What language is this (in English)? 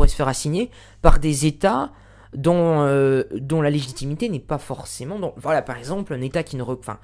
French